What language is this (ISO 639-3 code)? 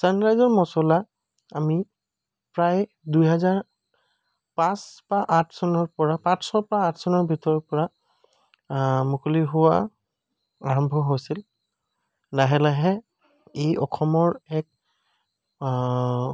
asm